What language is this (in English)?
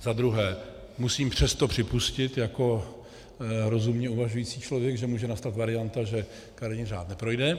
Czech